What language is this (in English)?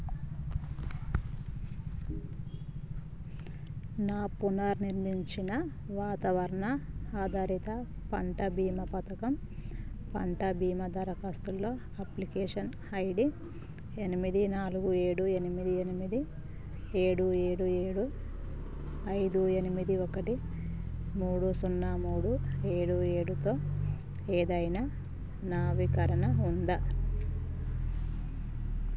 Telugu